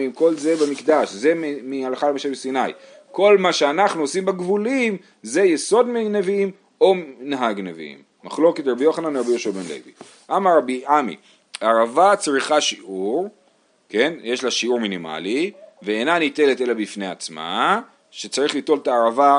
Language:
Hebrew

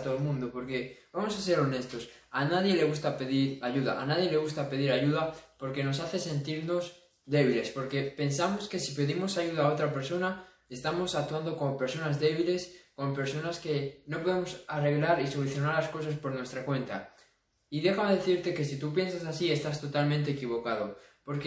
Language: Spanish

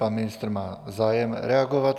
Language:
Czech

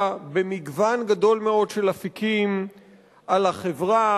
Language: Hebrew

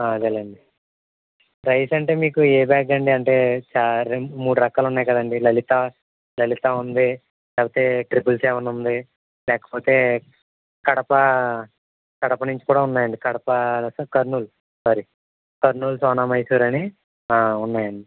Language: Telugu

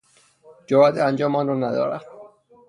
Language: Persian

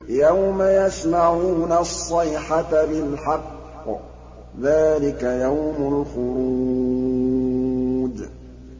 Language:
Arabic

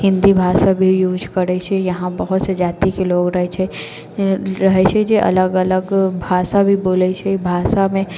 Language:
Maithili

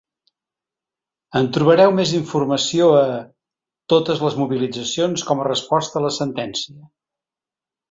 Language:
Catalan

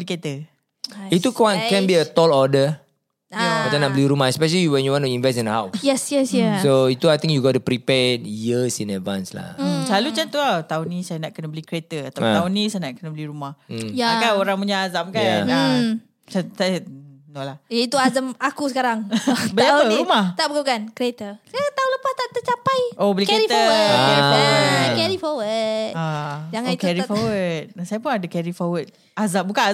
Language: Malay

